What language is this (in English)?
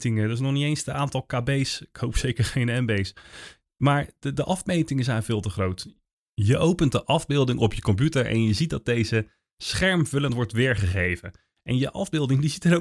Dutch